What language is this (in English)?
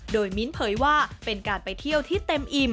Thai